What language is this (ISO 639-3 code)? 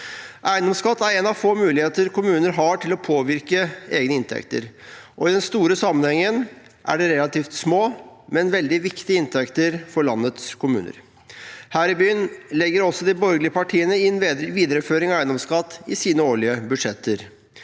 nor